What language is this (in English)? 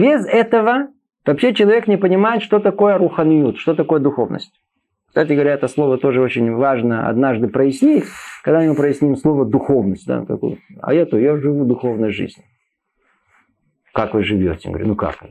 Russian